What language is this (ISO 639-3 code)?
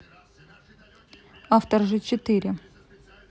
rus